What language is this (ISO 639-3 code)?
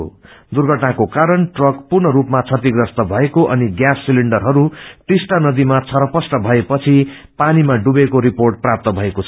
nep